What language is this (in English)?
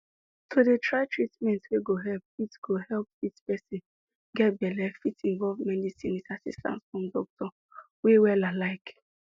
Nigerian Pidgin